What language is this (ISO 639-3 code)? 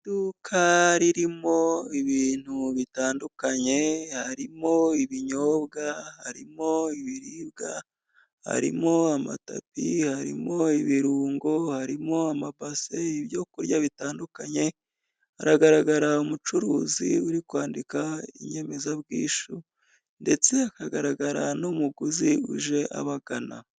kin